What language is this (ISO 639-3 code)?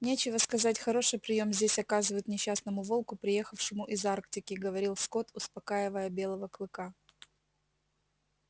rus